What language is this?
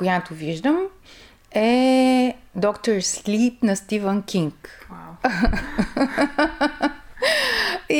Bulgarian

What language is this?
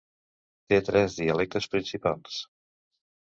Catalan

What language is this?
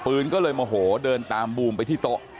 Thai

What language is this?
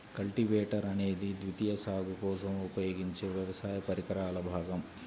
Telugu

